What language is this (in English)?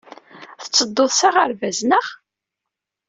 Kabyle